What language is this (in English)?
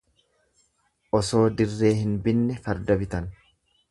Oromo